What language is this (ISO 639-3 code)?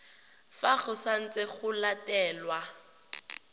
tsn